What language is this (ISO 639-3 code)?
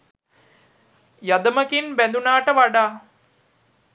sin